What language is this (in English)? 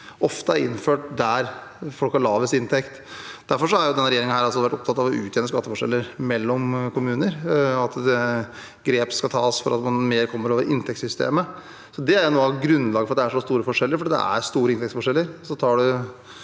Norwegian